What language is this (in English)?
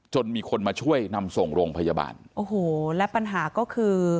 Thai